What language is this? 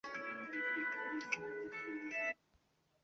Chinese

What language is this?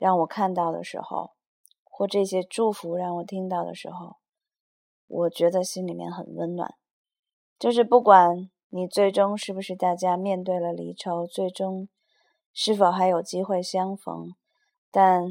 Chinese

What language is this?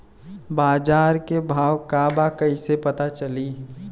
Bhojpuri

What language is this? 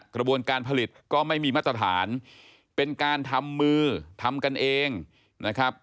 Thai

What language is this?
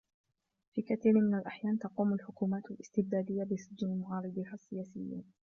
Arabic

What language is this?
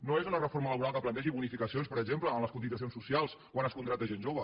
Catalan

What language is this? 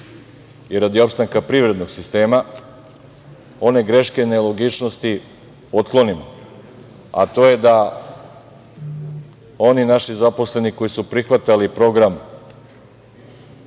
Serbian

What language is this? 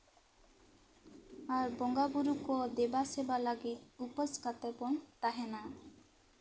Santali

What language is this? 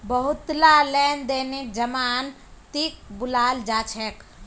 Magahi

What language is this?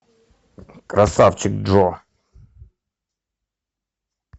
Russian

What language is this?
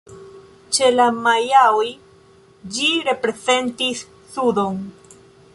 Esperanto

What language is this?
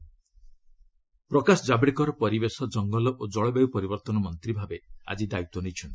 Odia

